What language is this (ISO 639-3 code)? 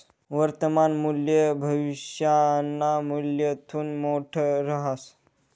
mar